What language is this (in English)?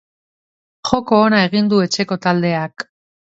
Basque